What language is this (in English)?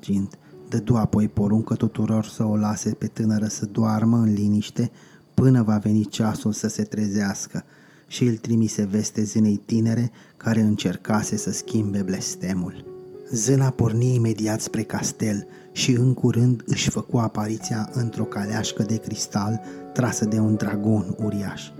Romanian